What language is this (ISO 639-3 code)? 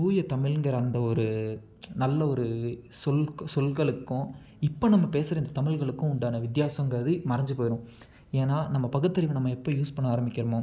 tam